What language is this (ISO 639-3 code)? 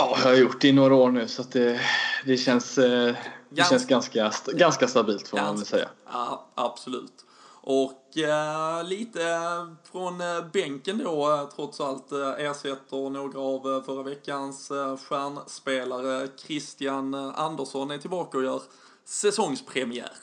swe